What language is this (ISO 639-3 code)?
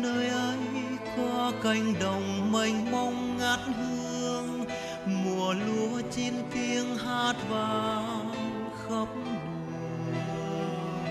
vie